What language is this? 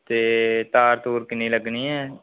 Dogri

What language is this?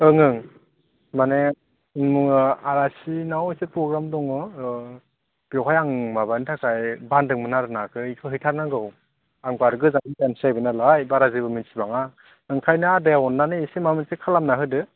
Bodo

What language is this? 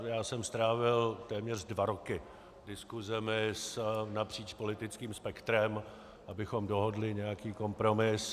Czech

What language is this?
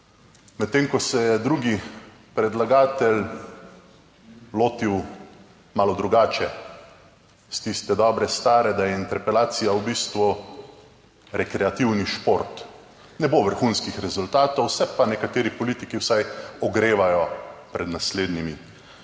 Slovenian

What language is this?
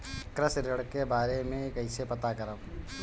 Bhojpuri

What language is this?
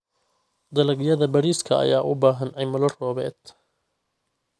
Somali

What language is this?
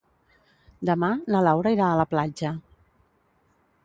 Catalan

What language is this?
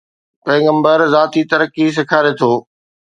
Sindhi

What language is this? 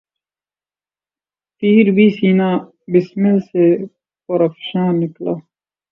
Urdu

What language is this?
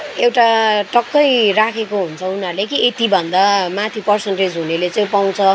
Nepali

